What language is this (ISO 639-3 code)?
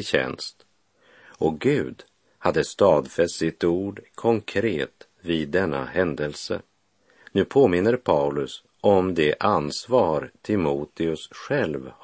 swe